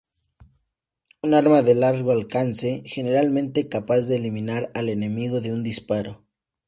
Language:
Spanish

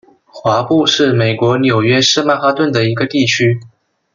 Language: Chinese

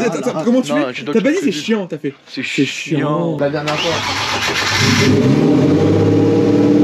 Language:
French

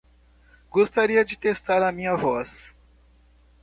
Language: Portuguese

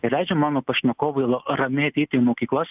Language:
Lithuanian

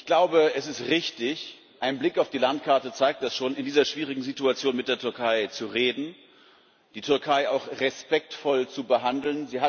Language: German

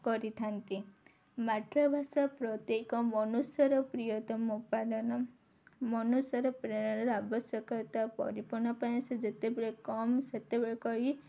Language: Odia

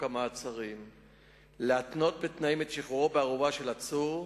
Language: Hebrew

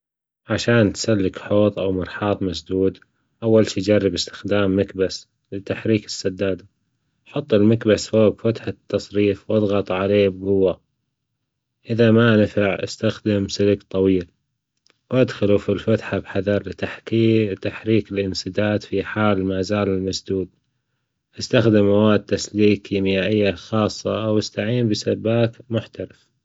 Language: Gulf Arabic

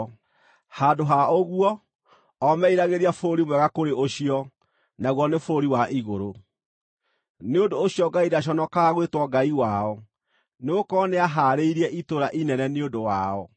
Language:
Kikuyu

